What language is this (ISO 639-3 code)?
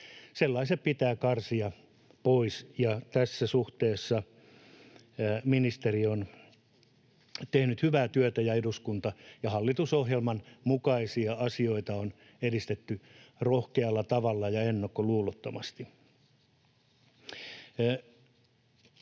fin